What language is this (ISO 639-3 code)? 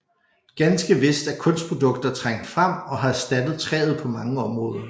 dan